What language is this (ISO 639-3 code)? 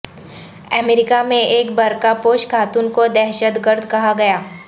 urd